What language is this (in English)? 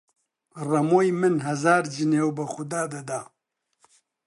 Central Kurdish